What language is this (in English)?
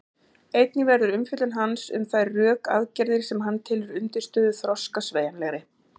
Icelandic